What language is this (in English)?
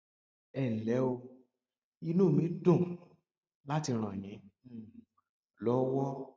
Yoruba